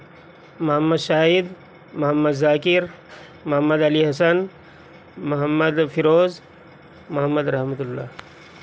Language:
Urdu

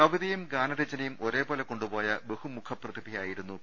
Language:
Malayalam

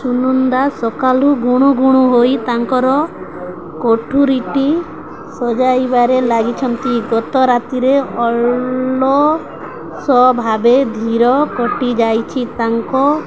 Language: Odia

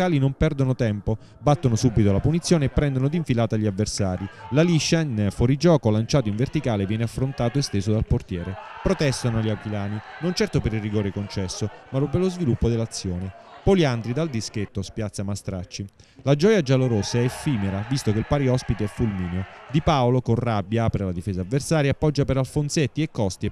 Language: Italian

